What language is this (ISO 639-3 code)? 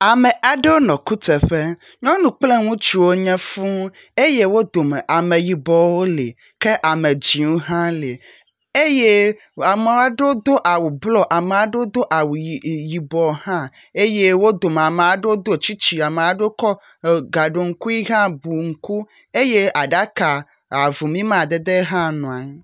ewe